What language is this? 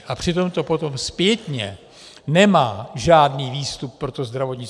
Czech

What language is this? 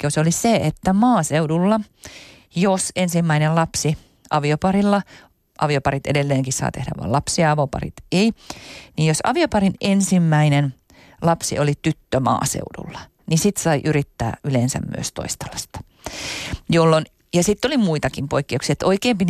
Finnish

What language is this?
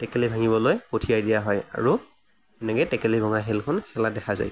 Assamese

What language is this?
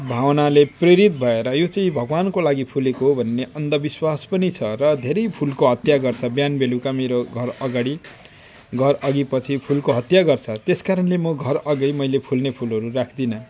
Nepali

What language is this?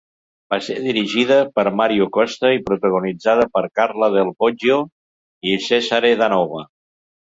Catalan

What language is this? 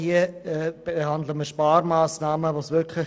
Swiss German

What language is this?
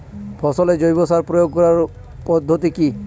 Bangla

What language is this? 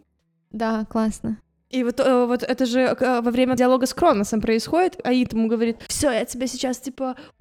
Russian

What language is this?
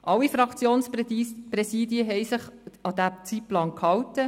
Swiss German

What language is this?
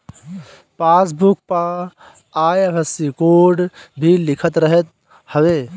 Bhojpuri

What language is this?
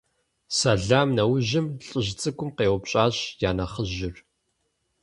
Kabardian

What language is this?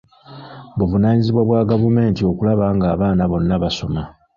Ganda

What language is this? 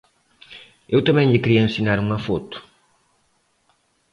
Galician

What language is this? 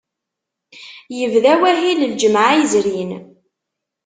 Kabyle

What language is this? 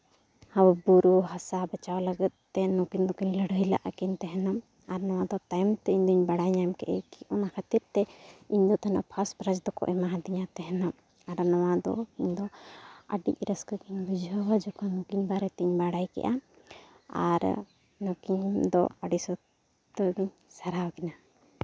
Santali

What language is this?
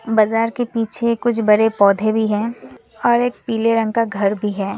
Hindi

